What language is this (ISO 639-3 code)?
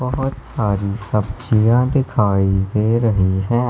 hin